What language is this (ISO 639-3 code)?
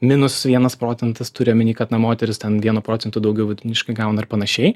lit